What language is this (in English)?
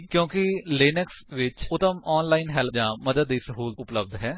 Punjabi